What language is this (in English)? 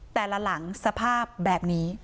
Thai